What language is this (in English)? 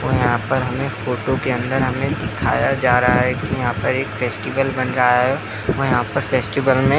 Hindi